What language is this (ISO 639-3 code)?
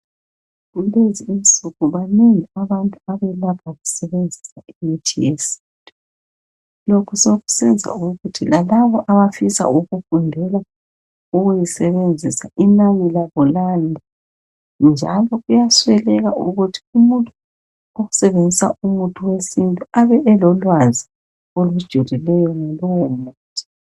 nde